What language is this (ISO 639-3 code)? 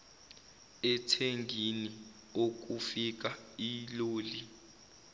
zul